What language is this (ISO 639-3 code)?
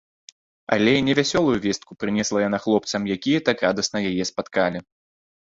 bel